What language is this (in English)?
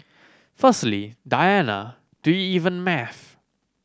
English